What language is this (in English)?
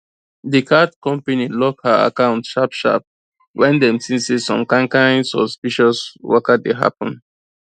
Nigerian Pidgin